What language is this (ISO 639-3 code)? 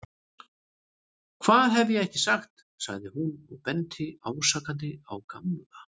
isl